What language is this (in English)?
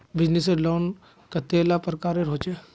Magahi